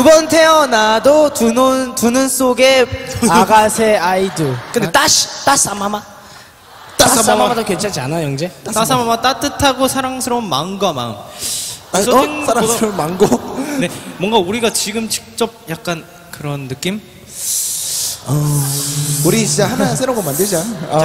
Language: Korean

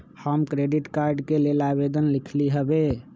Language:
Magahi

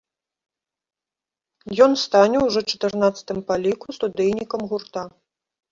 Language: Belarusian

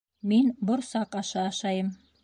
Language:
Bashkir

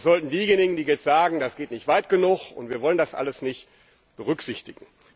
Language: German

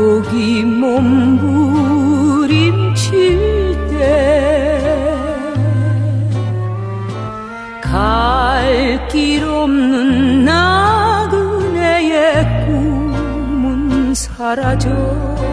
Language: Korean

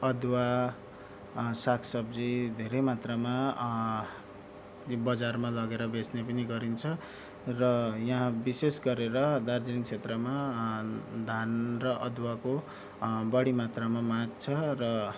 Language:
Nepali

